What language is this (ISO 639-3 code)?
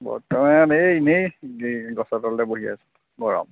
asm